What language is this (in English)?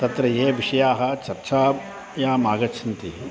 Sanskrit